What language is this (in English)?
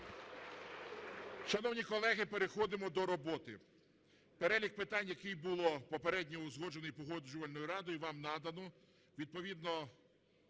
Ukrainian